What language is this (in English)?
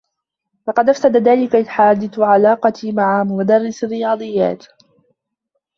Arabic